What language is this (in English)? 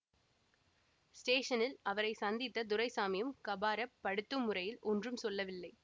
Tamil